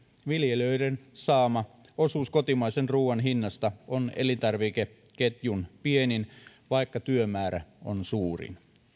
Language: Finnish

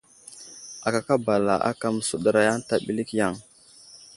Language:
Wuzlam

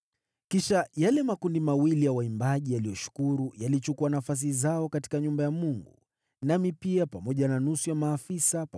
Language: Swahili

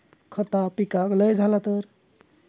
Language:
Marathi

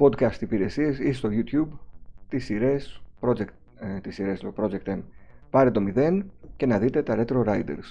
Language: Greek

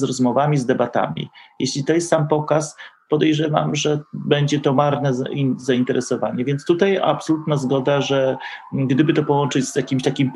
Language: Polish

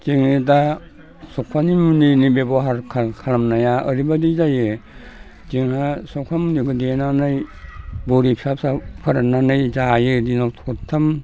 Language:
Bodo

